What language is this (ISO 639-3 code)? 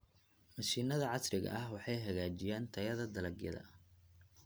som